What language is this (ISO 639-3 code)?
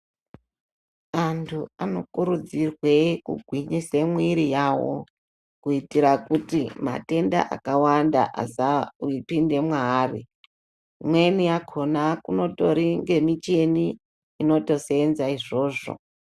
ndc